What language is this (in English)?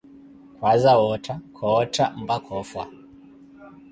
Koti